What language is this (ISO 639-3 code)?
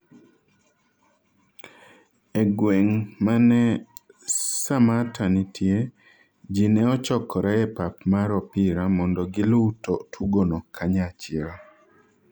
luo